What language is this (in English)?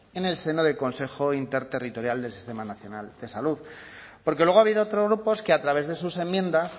Spanish